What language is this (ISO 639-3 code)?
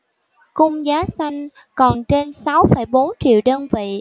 vie